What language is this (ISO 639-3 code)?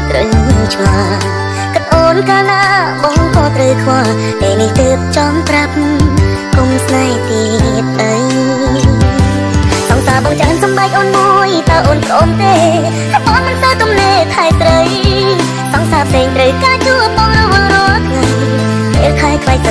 tha